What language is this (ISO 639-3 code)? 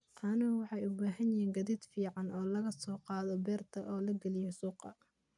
som